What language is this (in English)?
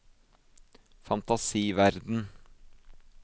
Norwegian